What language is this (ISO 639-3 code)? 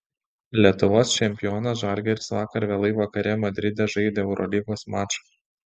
lit